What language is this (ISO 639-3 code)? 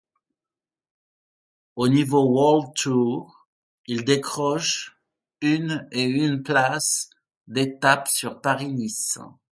fra